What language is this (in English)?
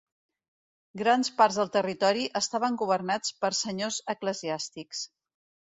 Catalan